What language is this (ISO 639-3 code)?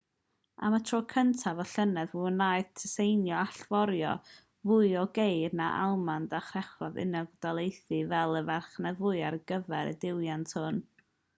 cym